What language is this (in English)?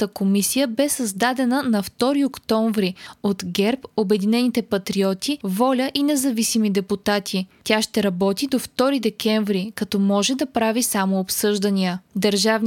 Bulgarian